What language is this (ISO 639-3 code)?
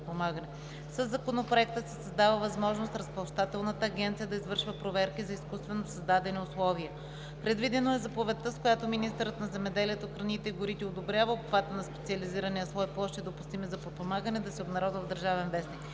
bul